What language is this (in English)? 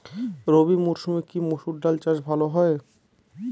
Bangla